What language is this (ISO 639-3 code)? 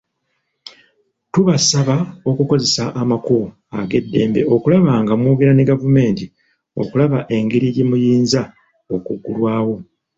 lug